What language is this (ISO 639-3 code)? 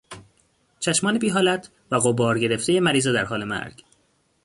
fas